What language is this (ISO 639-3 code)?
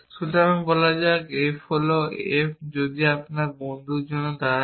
ben